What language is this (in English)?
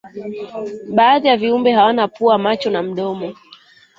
Swahili